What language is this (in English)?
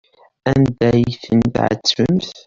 Kabyle